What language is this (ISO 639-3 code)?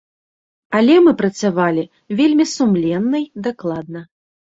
bel